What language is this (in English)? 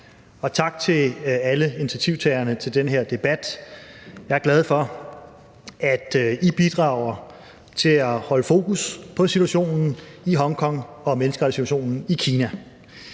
Danish